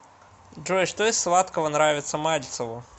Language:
Russian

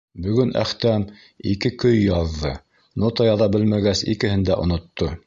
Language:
Bashkir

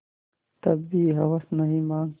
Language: Hindi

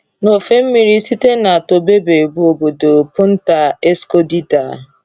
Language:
Igbo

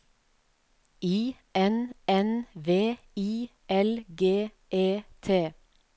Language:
Norwegian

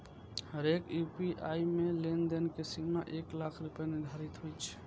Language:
Maithili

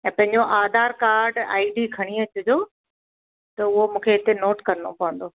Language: Sindhi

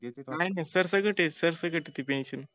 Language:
Marathi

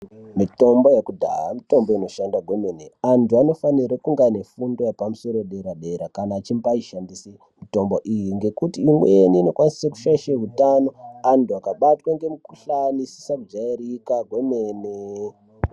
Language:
Ndau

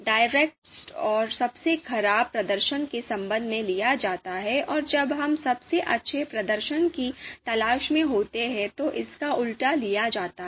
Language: Hindi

